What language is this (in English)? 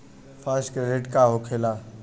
Bhojpuri